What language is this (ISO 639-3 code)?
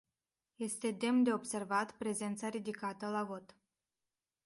ron